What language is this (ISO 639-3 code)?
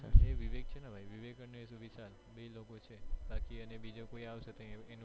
guj